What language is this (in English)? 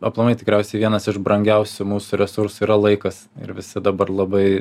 Lithuanian